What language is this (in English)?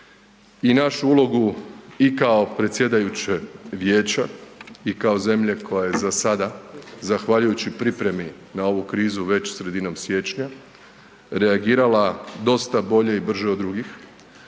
Croatian